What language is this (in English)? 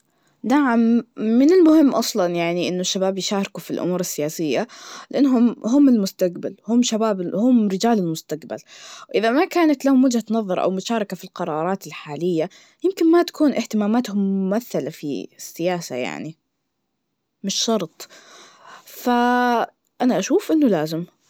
Najdi Arabic